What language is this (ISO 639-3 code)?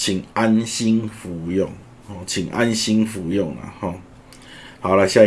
zho